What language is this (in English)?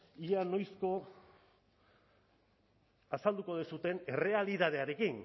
Basque